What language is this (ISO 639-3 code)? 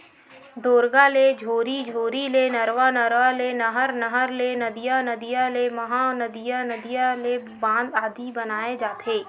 hne